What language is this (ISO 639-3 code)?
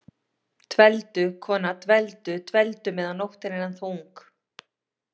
isl